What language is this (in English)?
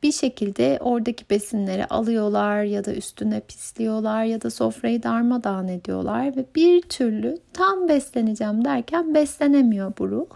Turkish